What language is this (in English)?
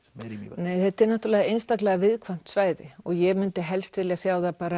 Icelandic